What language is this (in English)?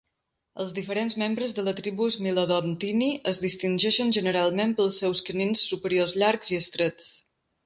Catalan